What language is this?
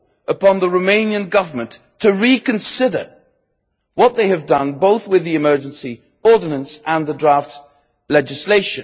English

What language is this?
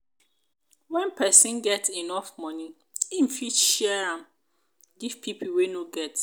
Nigerian Pidgin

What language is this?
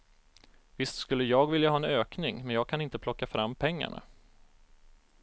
Swedish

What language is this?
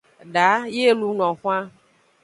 Aja (Benin)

